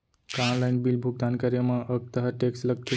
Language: Chhattisgarhi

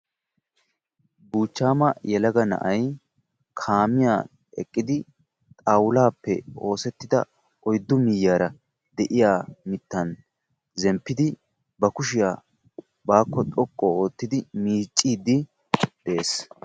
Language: Wolaytta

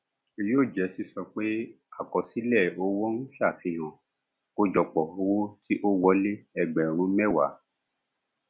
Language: Yoruba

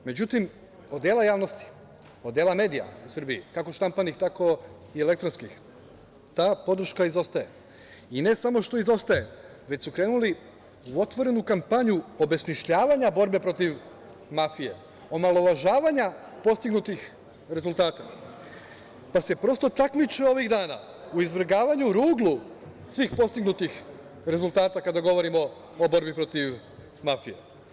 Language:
Serbian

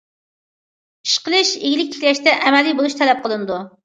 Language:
Uyghur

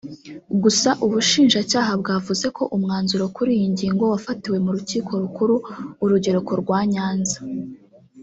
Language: Kinyarwanda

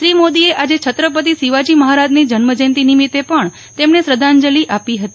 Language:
Gujarati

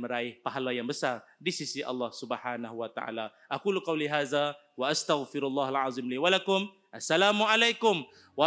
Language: Malay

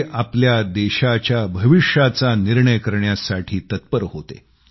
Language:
Marathi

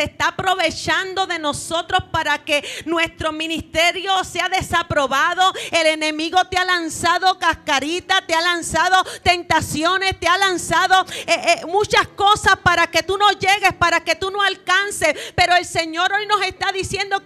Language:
Spanish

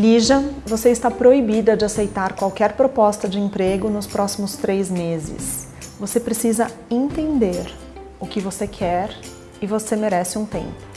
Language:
Portuguese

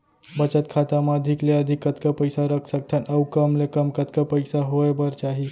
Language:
Chhattisgarhi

